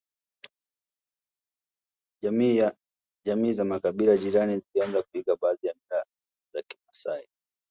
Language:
Swahili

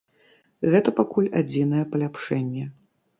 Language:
Belarusian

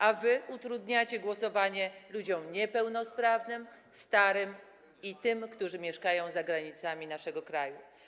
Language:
Polish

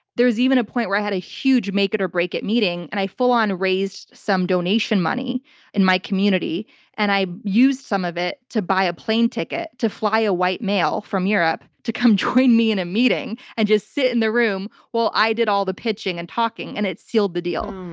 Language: English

